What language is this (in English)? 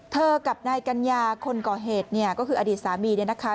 Thai